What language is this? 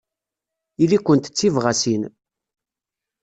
Kabyle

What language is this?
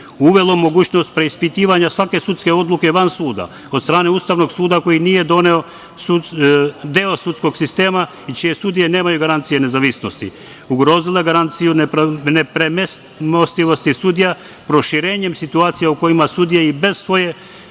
Serbian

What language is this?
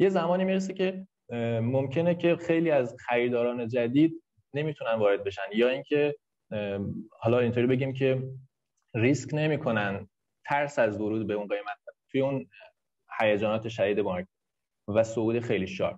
Persian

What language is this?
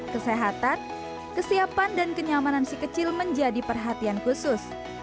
Indonesian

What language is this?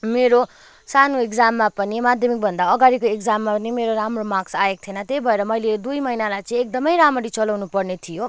Nepali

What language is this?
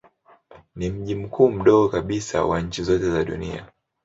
Swahili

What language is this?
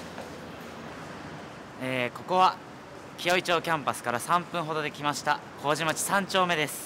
Japanese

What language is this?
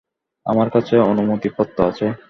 Bangla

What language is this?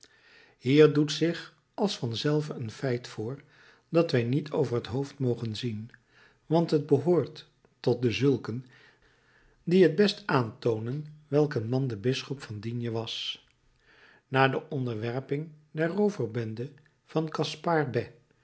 Dutch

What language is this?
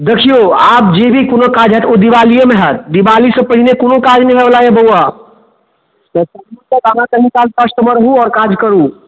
Maithili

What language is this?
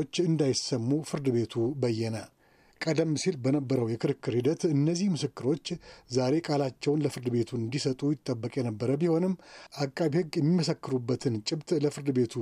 Amharic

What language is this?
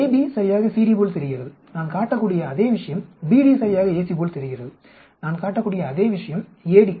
Tamil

